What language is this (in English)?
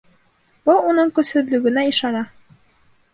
Bashkir